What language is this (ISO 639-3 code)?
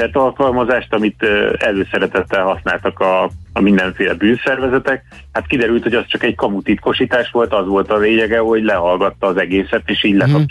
hun